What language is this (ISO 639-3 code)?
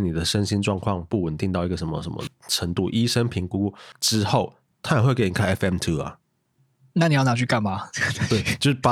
zho